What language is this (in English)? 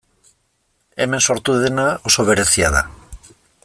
Basque